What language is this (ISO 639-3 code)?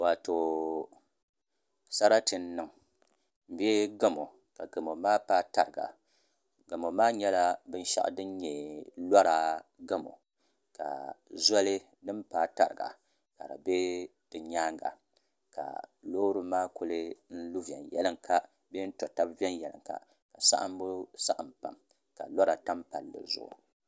dag